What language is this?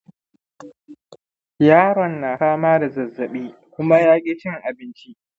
Hausa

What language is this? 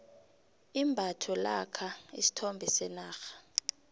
South Ndebele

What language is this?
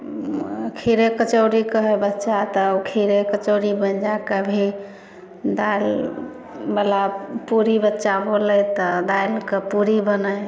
Maithili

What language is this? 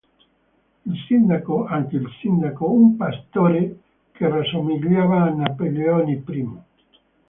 Italian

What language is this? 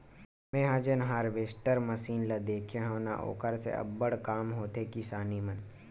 Chhattisgarhi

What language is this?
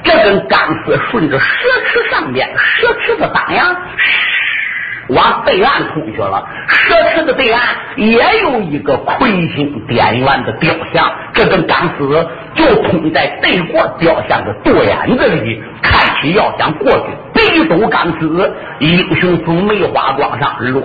Chinese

